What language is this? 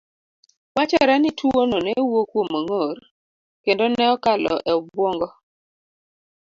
Luo (Kenya and Tanzania)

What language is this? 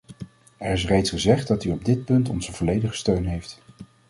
Dutch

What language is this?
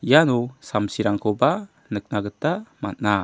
Garo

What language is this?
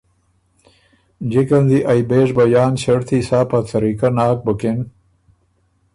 Ormuri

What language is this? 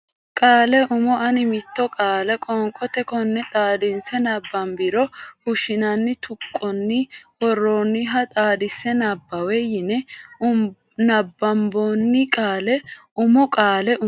Sidamo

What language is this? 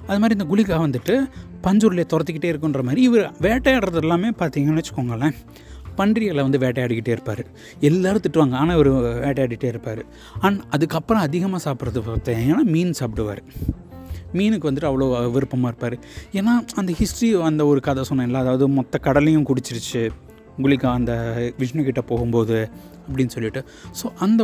Tamil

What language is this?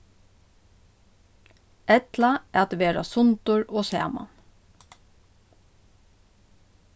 Faroese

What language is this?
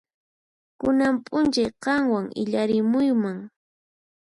Puno Quechua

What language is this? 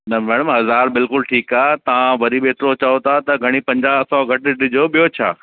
Sindhi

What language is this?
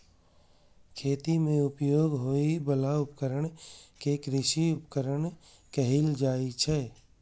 Maithili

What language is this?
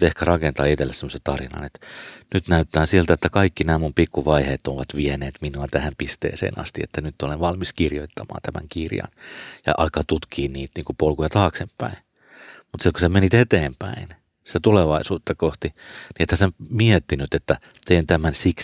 Finnish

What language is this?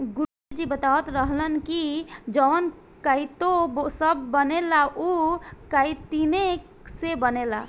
Bhojpuri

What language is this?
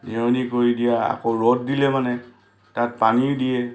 Assamese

